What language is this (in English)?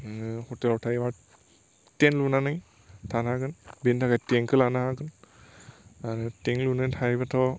Bodo